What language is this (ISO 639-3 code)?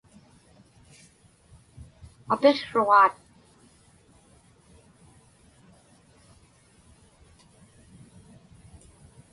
ipk